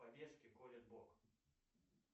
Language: Russian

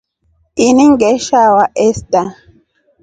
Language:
Rombo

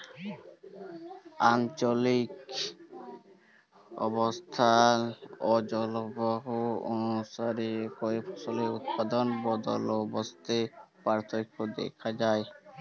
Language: Bangla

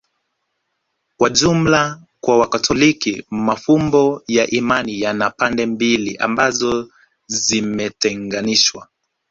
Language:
Swahili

